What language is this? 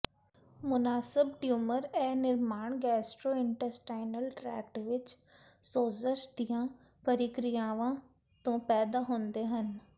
Punjabi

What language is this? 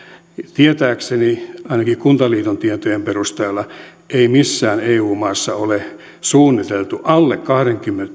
Finnish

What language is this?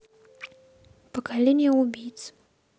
Russian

